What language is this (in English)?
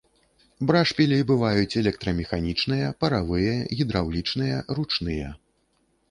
Belarusian